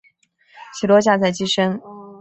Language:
Chinese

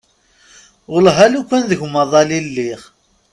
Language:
Kabyle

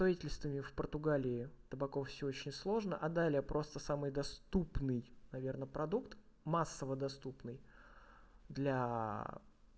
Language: Russian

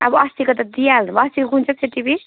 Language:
Nepali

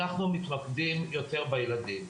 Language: Hebrew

